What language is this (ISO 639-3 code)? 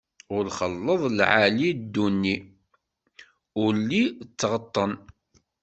kab